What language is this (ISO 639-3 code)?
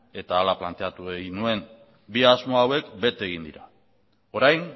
eus